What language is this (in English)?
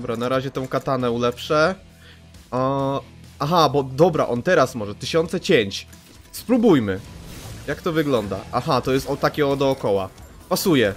Polish